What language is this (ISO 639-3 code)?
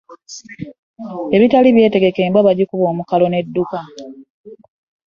lug